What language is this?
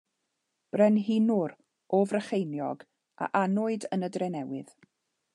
Welsh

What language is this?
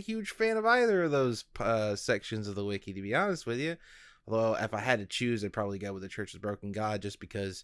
English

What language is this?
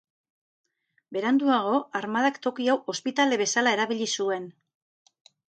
Basque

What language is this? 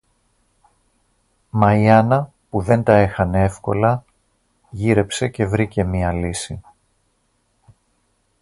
Greek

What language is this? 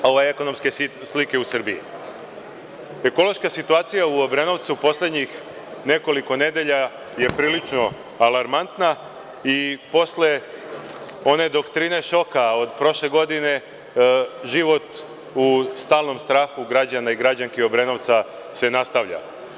Serbian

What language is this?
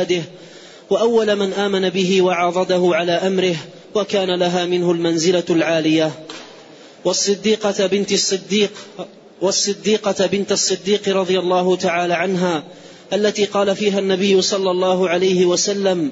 Arabic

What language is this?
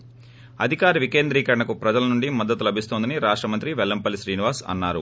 Telugu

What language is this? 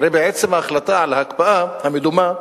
Hebrew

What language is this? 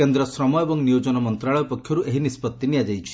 Odia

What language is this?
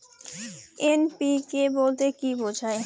Bangla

